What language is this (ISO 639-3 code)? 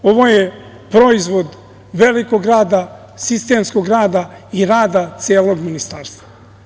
srp